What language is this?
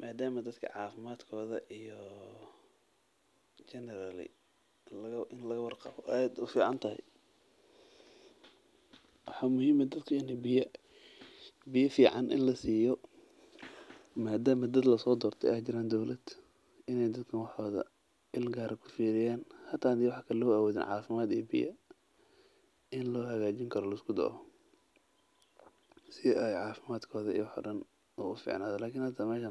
Somali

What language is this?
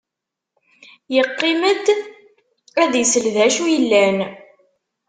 Kabyle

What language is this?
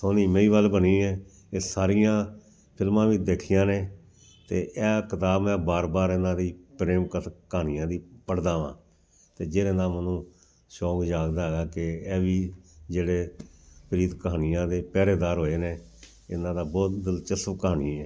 Punjabi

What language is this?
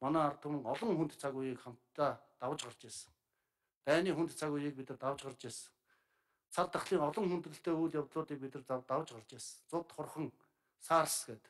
Turkish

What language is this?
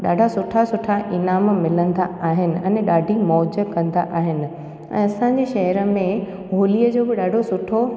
Sindhi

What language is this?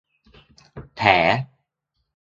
Thai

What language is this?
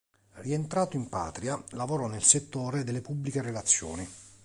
Italian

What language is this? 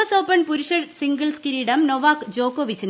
Malayalam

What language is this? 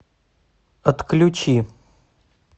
Russian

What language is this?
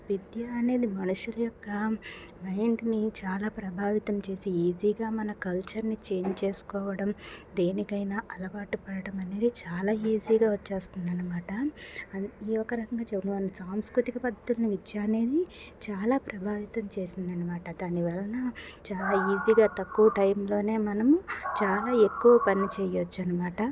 Telugu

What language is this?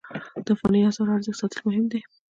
Pashto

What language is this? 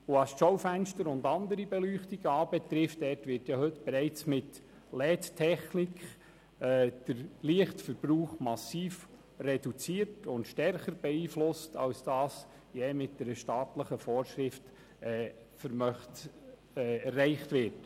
Swiss German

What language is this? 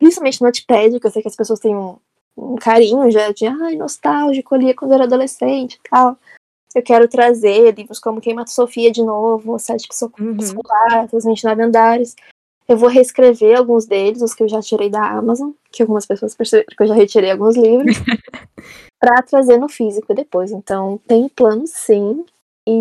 Portuguese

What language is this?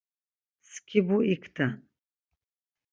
Laz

